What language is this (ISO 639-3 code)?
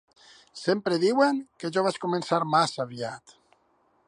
cat